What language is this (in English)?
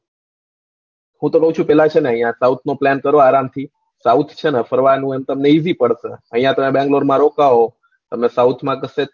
Gujarati